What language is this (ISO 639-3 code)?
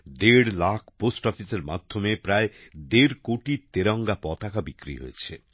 ben